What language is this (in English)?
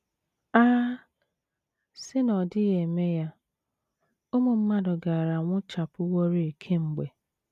Igbo